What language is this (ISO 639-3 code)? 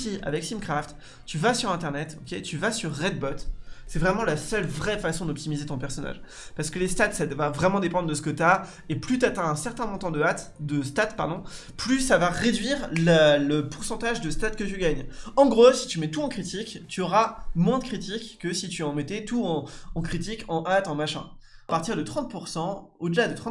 fra